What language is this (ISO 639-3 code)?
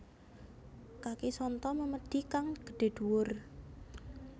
jav